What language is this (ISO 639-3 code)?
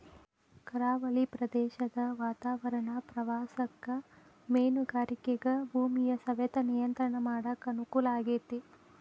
kan